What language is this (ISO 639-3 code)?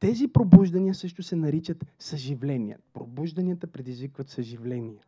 bul